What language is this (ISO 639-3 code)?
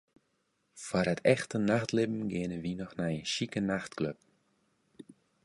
fry